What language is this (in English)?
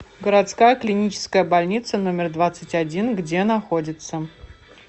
Russian